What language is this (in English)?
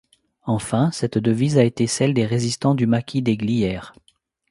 French